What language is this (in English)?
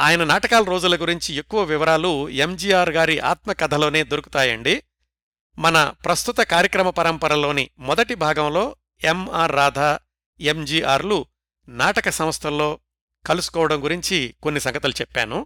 Telugu